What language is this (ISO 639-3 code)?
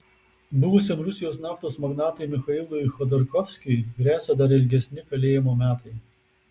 lit